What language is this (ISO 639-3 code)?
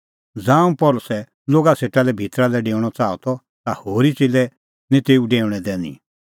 kfx